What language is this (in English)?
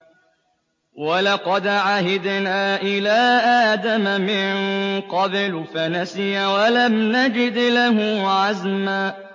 Arabic